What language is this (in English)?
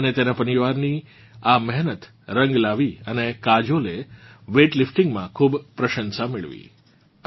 Gujarati